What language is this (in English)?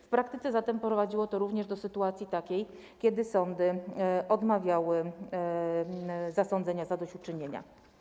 Polish